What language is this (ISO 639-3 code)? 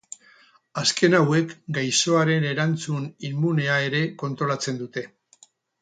eus